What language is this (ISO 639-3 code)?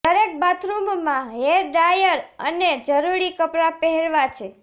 guj